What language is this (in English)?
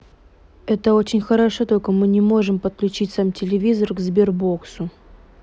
Russian